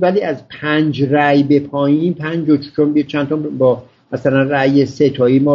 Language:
Persian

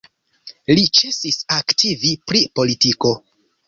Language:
Esperanto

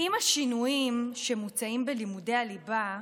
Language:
Hebrew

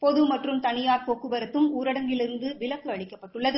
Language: Tamil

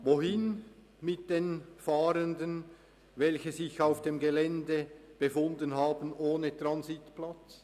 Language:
Swiss German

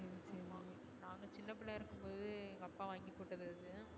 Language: Tamil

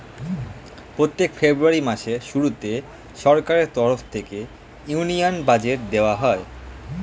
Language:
Bangla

